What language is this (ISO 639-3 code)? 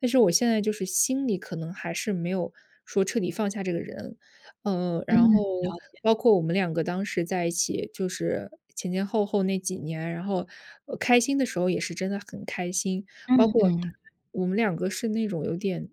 zho